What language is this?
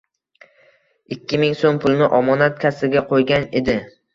Uzbek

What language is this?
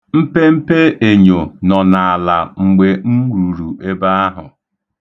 Igbo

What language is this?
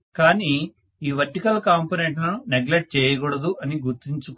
Telugu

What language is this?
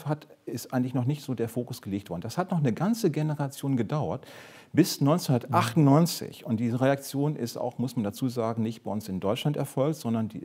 German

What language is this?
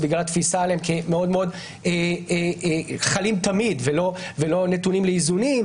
Hebrew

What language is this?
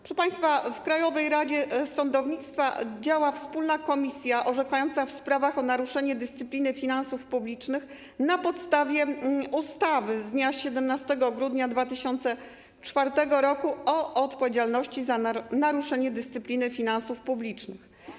Polish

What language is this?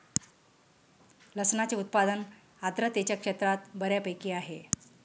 Marathi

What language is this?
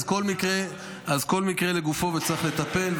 Hebrew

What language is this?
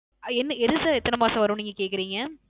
Tamil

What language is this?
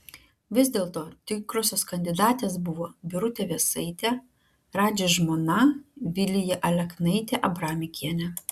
Lithuanian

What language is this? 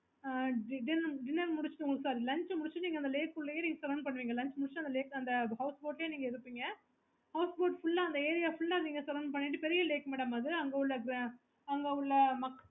Tamil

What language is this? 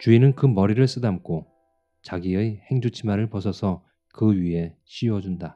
Korean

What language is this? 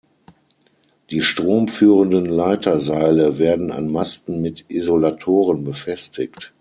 German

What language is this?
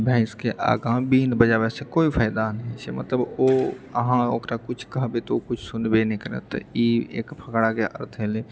Maithili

